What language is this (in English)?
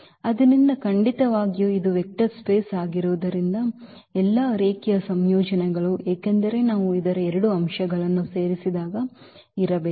Kannada